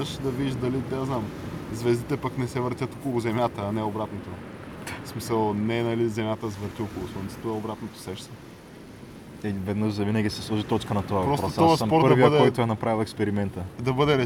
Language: Bulgarian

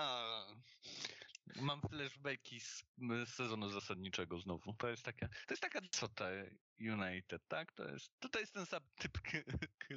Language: Polish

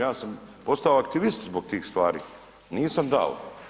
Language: Croatian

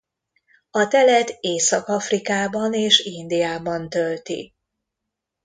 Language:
Hungarian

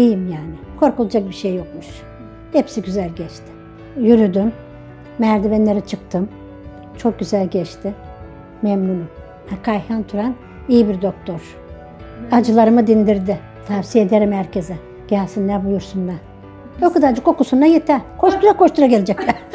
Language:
Turkish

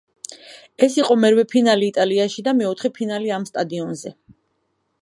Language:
Georgian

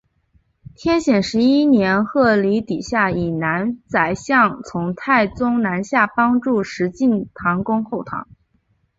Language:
Chinese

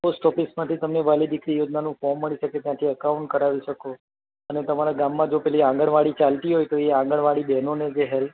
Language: Gujarati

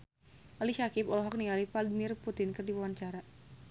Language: Sundanese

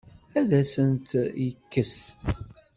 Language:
Kabyle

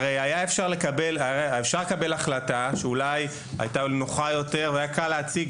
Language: Hebrew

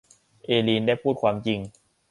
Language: Thai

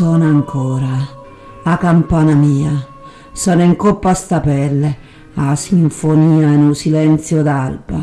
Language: Italian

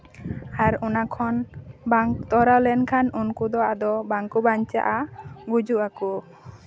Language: Santali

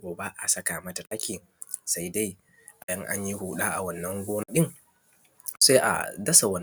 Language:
Hausa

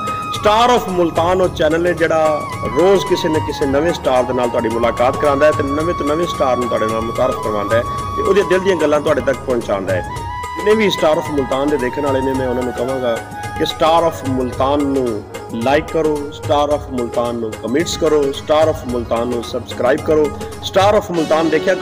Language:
Hindi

